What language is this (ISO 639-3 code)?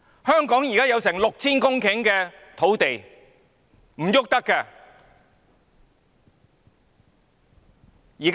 yue